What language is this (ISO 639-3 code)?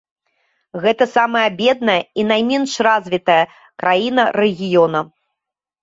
bel